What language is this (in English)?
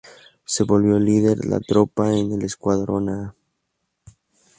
Spanish